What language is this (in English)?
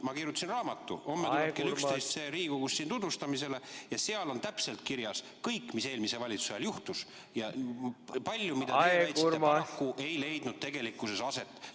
Estonian